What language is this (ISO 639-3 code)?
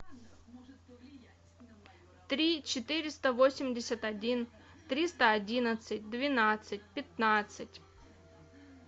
rus